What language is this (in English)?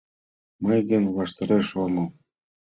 Mari